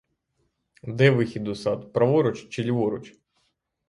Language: Ukrainian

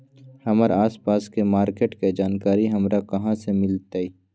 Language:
Magahi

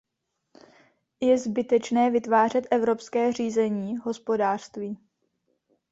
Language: Czech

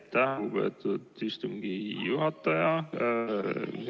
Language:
Estonian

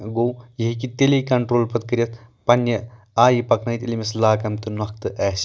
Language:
Kashmiri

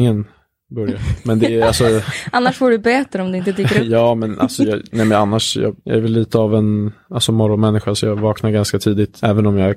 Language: Swedish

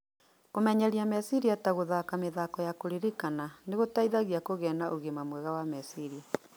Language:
Kikuyu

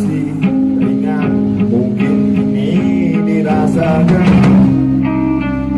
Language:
Indonesian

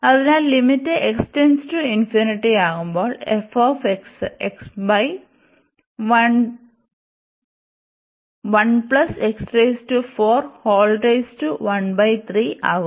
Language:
Malayalam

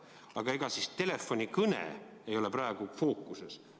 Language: Estonian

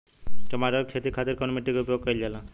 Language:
Bhojpuri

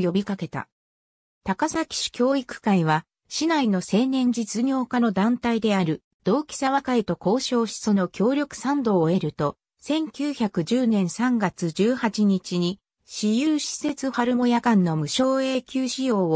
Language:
Japanese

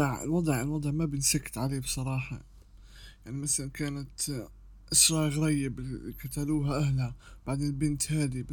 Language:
Arabic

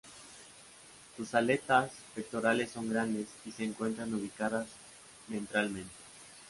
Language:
Spanish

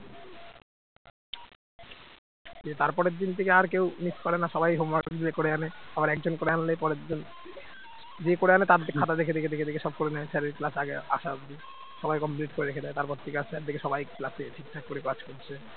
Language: Bangla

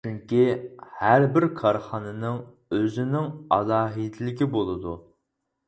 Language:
Uyghur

